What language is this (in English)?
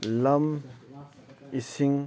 Manipuri